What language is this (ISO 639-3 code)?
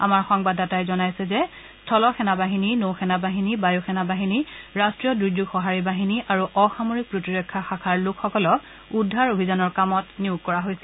asm